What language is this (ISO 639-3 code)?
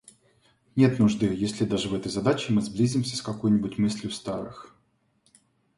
rus